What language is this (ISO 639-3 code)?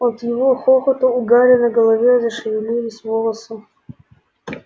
rus